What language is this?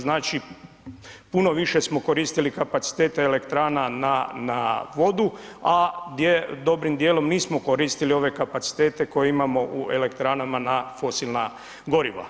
Croatian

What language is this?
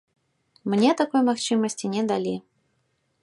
Belarusian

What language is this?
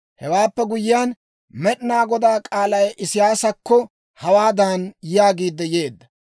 Dawro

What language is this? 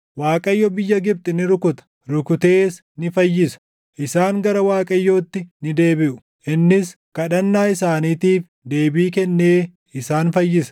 Oromo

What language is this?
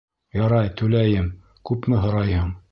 Bashkir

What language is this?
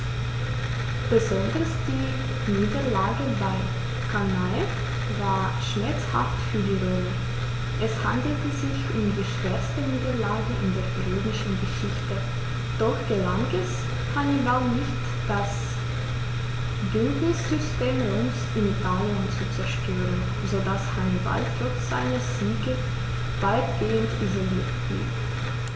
German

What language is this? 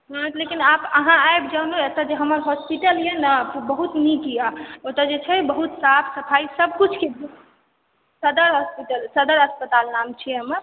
Maithili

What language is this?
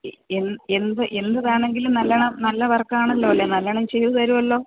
Malayalam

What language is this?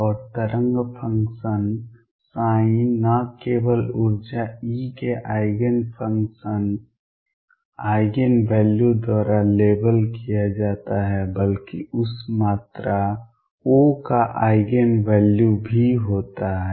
Hindi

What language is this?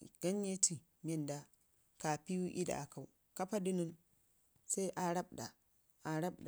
Ngizim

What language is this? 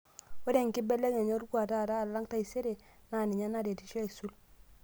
Masai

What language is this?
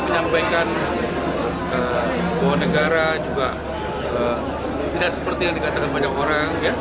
Indonesian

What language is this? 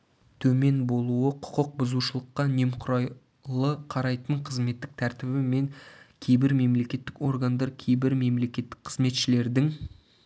Kazakh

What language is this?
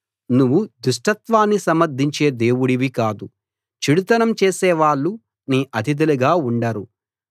Telugu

